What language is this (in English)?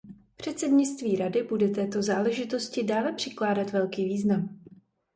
Czech